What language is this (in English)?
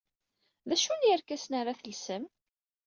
Kabyle